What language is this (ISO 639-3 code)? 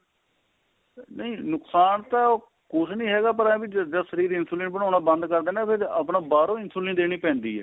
pan